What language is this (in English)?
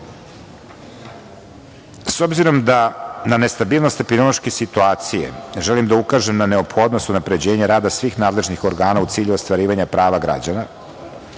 Serbian